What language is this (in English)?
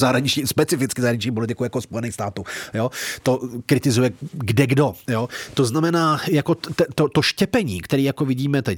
Czech